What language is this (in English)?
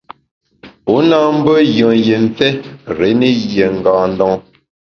Bamun